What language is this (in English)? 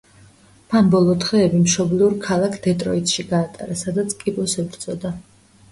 Georgian